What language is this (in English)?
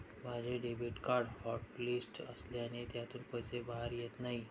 Marathi